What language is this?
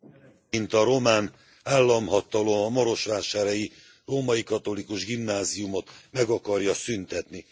Hungarian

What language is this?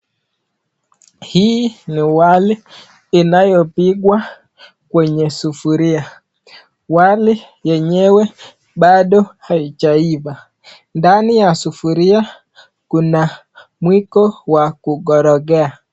Swahili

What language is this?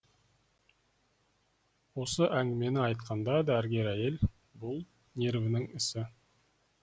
Kazakh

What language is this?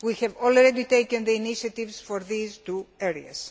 English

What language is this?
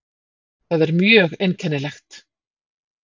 Icelandic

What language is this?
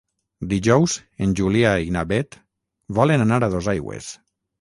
Catalan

